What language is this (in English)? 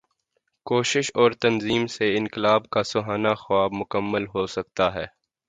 Urdu